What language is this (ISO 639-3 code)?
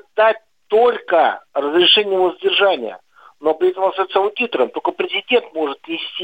rus